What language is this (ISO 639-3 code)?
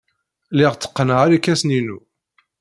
kab